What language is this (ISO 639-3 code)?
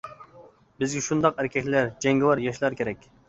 uig